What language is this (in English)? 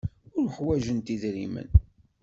Kabyle